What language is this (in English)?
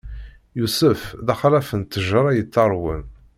Kabyle